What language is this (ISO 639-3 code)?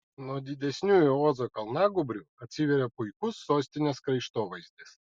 lit